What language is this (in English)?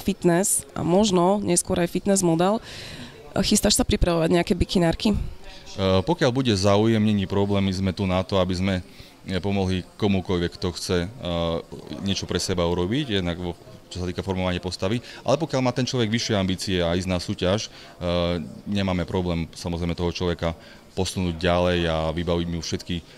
Slovak